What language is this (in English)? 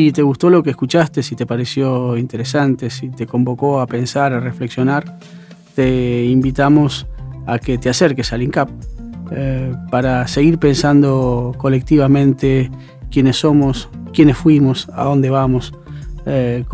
Spanish